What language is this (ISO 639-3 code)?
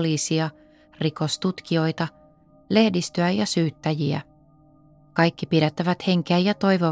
fin